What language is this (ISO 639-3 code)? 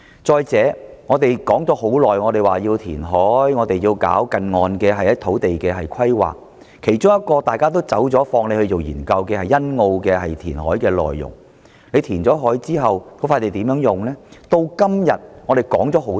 yue